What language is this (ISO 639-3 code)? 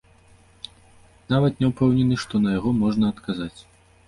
bel